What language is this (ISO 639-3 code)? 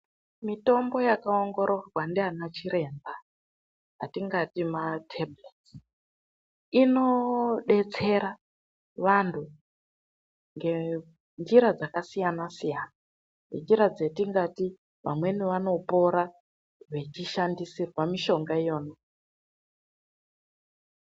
ndc